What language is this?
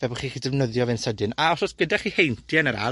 Welsh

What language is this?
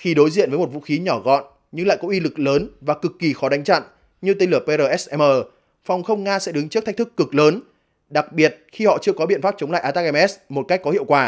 Vietnamese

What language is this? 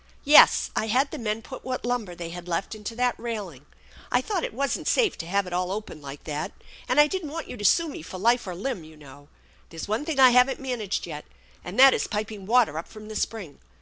English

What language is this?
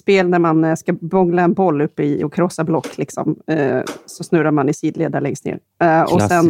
Swedish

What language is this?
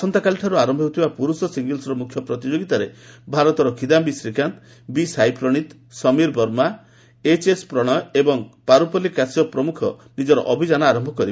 Odia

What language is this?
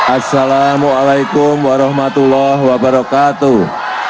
Indonesian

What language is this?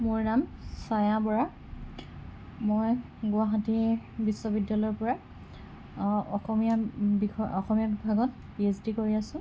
Assamese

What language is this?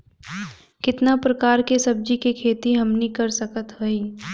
Bhojpuri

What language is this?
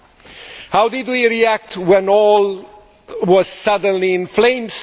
English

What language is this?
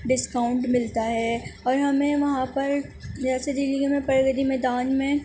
Urdu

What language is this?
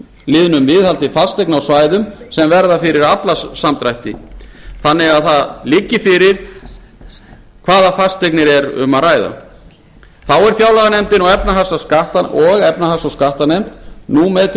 Icelandic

